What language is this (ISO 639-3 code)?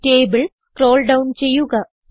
mal